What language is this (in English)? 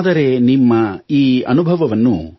Kannada